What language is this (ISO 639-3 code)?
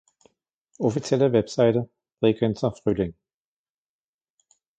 deu